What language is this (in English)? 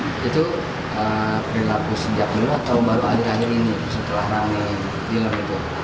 Indonesian